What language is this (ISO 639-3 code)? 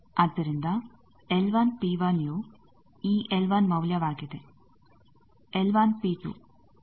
kan